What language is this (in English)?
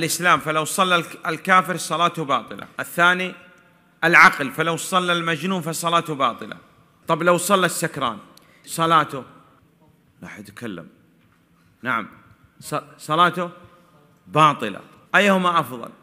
Arabic